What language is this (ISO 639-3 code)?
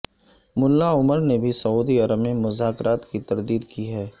urd